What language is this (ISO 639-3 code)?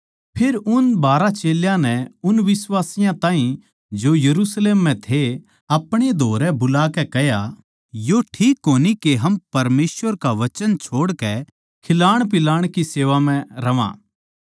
bgc